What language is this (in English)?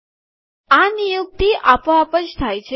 Gujarati